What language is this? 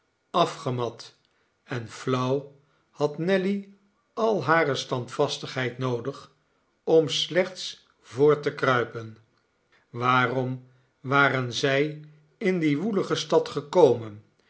Dutch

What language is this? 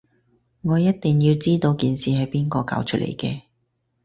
Cantonese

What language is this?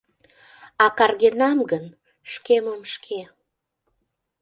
Mari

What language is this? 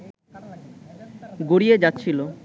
Bangla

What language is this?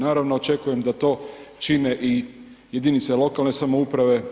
Croatian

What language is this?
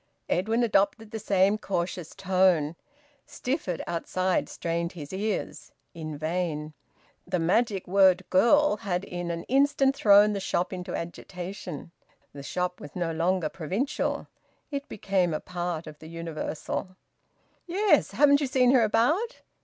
English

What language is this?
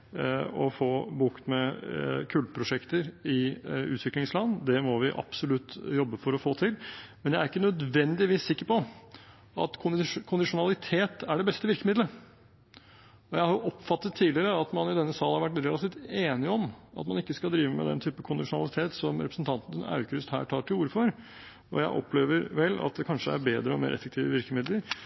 Norwegian Bokmål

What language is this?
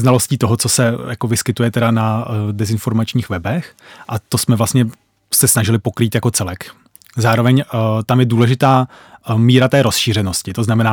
Czech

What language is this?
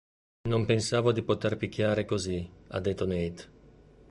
Italian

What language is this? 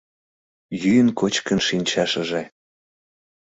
Mari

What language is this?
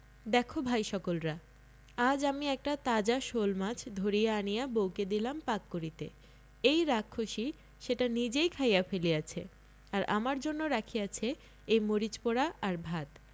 Bangla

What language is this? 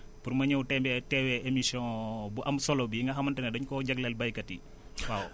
Wolof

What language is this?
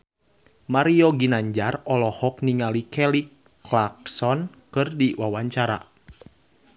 Sundanese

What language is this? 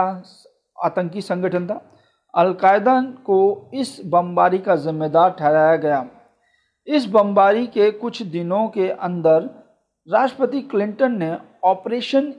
Hindi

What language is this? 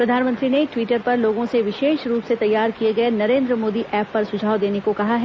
Hindi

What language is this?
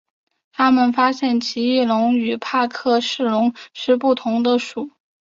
Chinese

